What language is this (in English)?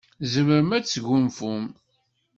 Kabyle